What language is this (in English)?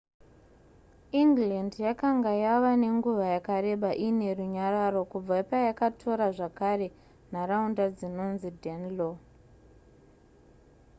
Shona